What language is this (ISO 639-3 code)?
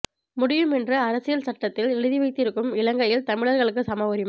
tam